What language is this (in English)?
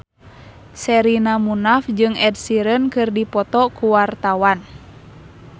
Sundanese